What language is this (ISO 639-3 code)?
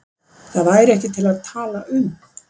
isl